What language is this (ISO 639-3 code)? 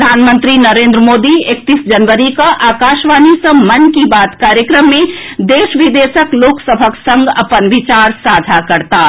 mai